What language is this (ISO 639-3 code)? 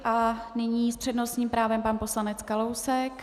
ces